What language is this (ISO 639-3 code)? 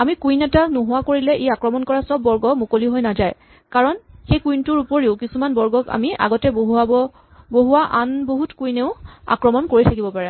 asm